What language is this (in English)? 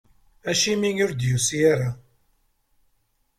Kabyle